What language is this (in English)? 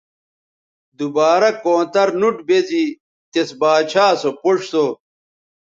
Bateri